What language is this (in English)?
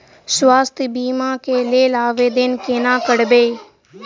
Maithili